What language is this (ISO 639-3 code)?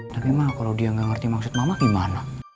ind